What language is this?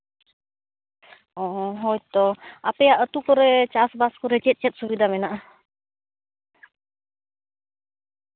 Santali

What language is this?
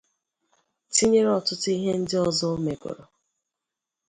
Igbo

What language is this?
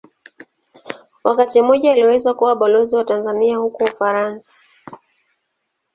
Swahili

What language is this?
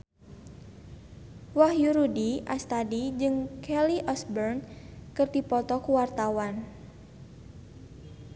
Sundanese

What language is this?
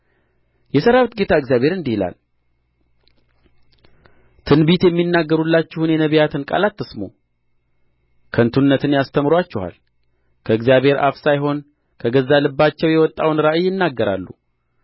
Amharic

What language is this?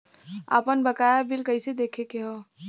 Bhojpuri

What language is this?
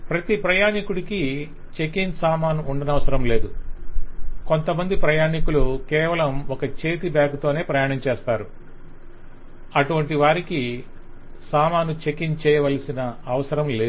Telugu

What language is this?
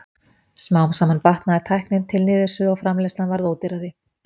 Icelandic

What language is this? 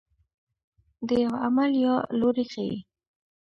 Pashto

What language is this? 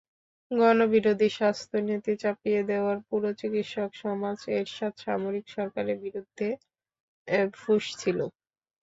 Bangla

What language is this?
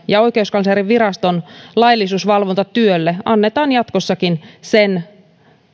Finnish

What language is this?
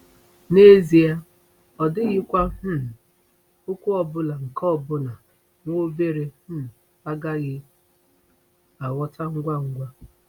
Igbo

